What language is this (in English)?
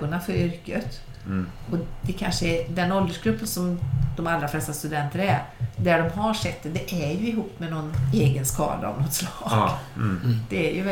Swedish